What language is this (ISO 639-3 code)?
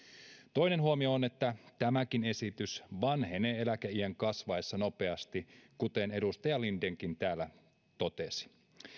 fin